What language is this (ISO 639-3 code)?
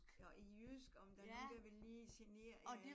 dan